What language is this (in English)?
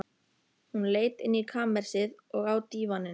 Icelandic